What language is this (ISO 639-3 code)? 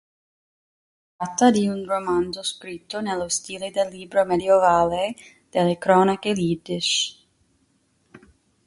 ita